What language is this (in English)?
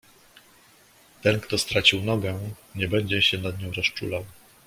Polish